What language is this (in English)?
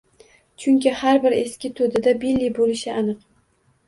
Uzbek